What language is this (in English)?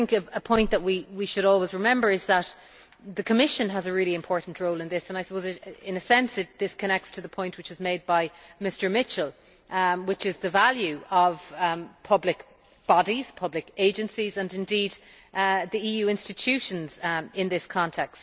English